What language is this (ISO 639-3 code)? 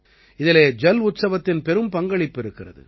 tam